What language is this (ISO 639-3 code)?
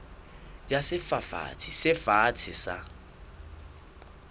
sot